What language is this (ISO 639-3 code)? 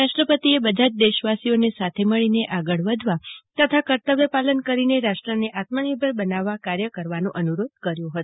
guj